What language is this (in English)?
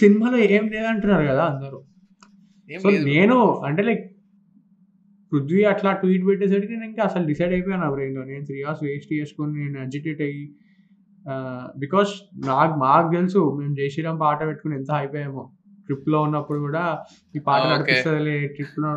Telugu